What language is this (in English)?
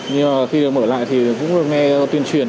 Vietnamese